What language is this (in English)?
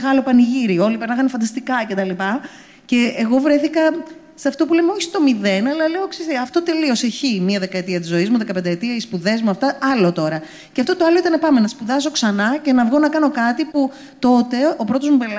Greek